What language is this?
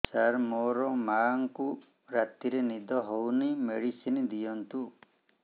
Odia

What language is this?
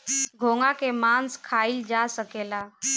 Bhojpuri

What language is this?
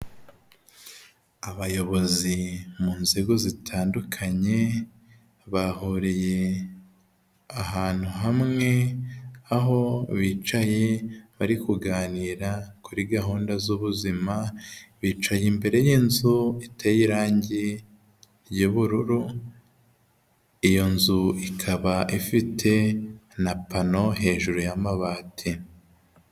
Kinyarwanda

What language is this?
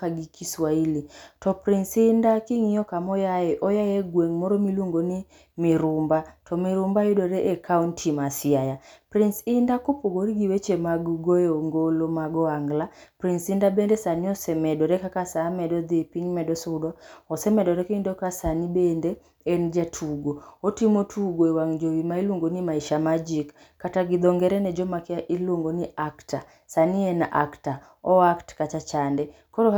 Luo (Kenya and Tanzania)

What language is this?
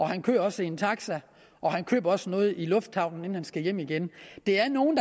Danish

